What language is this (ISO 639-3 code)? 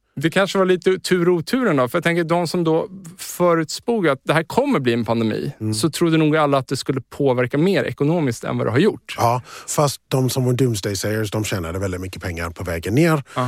swe